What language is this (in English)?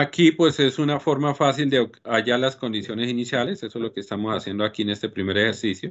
Spanish